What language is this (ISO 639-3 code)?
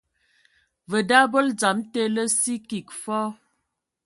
ewo